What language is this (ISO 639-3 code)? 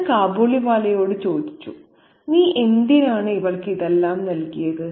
mal